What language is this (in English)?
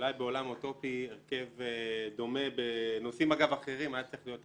Hebrew